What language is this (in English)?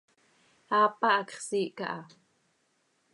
Seri